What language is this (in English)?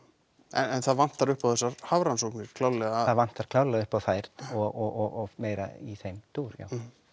Icelandic